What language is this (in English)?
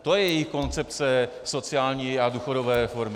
Czech